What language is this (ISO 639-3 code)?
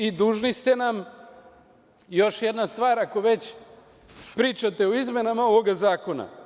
srp